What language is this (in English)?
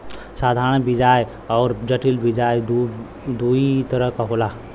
Bhojpuri